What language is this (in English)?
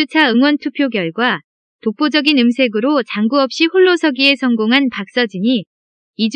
Korean